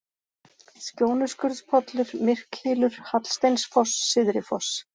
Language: Icelandic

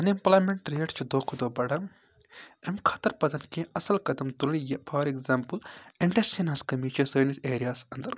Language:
Kashmiri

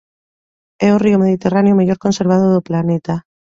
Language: Galician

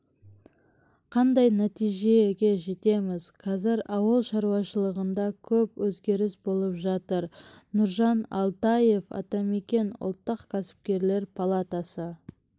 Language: Kazakh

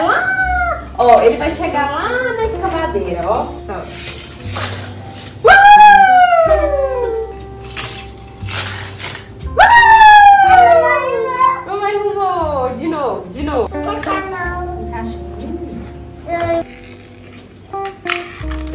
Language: Portuguese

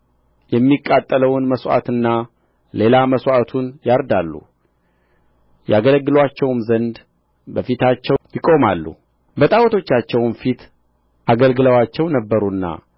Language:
Amharic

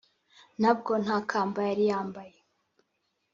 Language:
Kinyarwanda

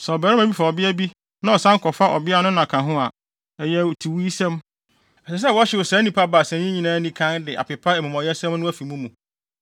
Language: Akan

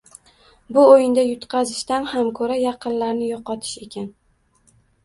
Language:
Uzbek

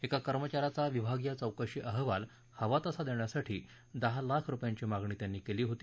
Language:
Marathi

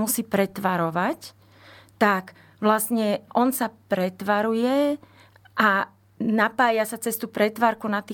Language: Slovak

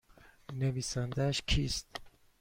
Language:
Persian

